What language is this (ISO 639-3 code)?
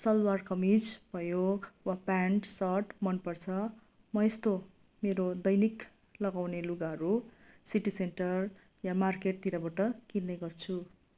nep